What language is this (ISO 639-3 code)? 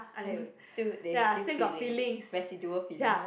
eng